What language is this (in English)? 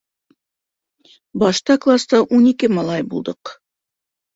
Bashkir